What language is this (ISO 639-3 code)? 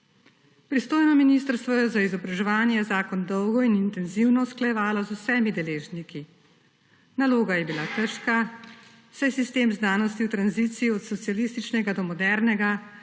slv